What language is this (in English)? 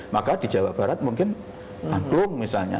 Indonesian